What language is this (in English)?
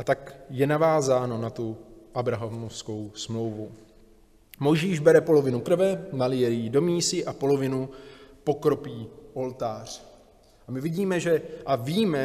Czech